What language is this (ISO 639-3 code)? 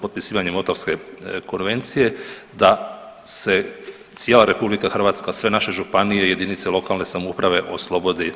hrv